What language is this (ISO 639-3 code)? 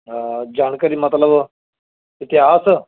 pan